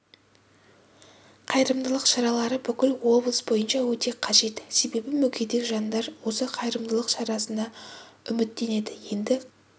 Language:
Kazakh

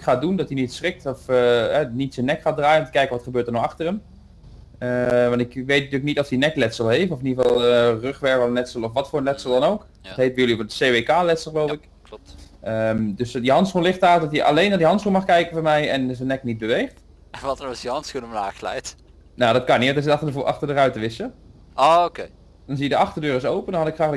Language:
Dutch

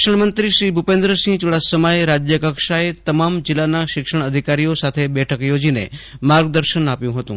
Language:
Gujarati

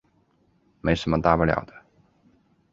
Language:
Chinese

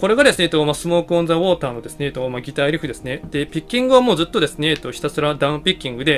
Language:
Japanese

